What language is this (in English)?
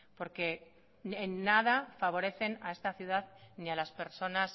Spanish